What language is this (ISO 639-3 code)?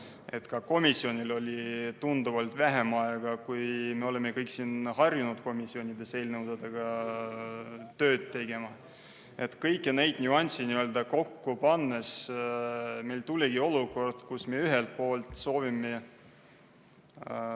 est